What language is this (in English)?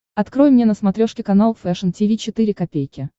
Russian